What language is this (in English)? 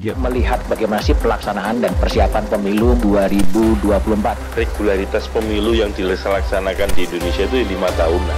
Indonesian